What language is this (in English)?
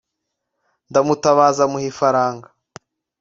Kinyarwanda